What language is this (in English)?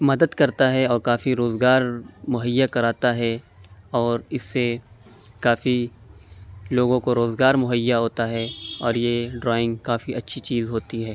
Urdu